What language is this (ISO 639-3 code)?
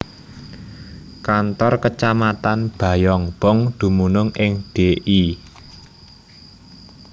jav